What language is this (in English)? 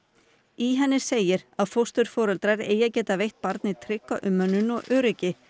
Icelandic